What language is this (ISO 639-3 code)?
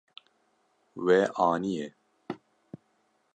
kur